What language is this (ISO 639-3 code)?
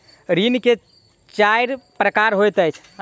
mai